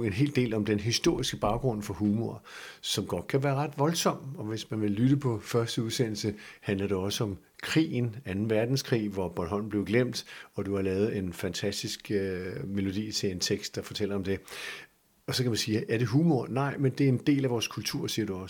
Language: Danish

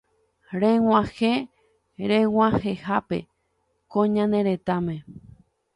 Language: Guarani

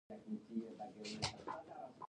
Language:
Pashto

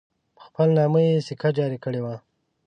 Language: Pashto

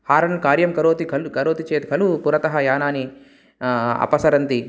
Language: Sanskrit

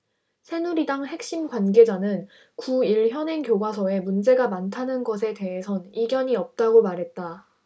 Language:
Korean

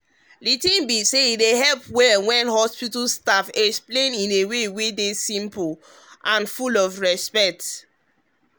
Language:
Nigerian Pidgin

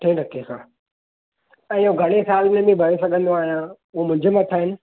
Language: Sindhi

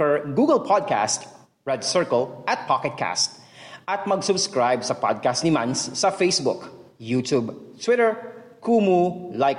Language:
Filipino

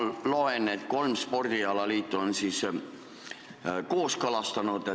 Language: Estonian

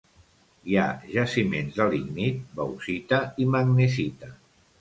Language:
Catalan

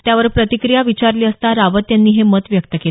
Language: Marathi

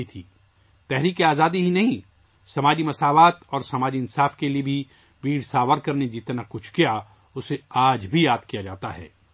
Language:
Urdu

